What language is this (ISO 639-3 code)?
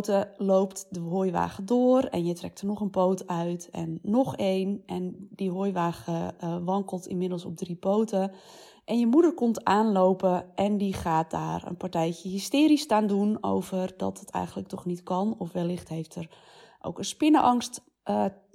nld